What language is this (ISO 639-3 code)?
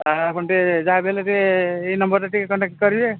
ori